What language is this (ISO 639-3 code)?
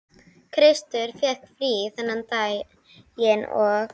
isl